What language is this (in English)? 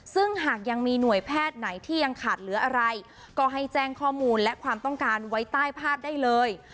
Thai